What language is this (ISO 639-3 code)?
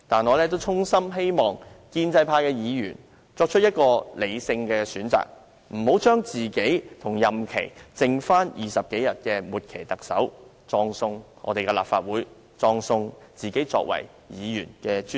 yue